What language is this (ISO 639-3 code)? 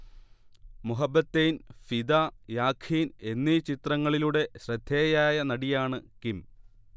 mal